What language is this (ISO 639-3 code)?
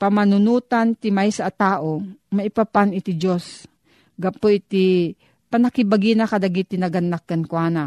fil